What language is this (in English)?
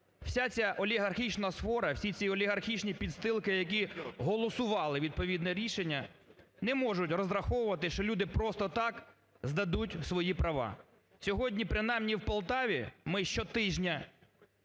Ukrainian